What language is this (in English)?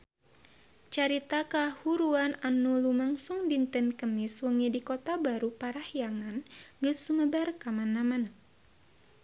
Sundanese